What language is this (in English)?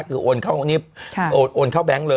Thai